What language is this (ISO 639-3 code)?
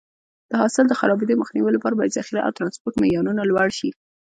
pus